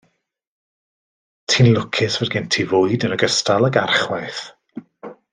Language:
Welsh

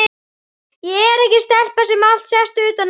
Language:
Icelandic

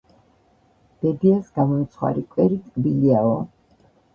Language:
Georgian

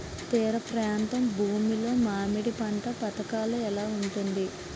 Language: Telugu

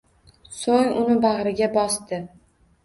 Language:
Uzbek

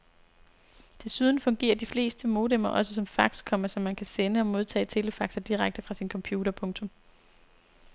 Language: Danish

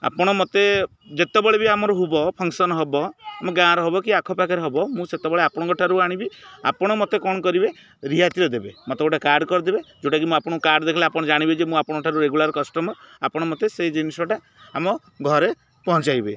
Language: Odia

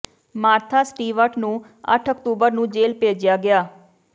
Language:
Punjabi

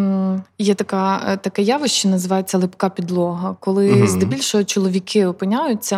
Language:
Ukrainian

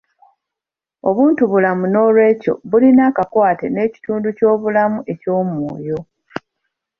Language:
Ganda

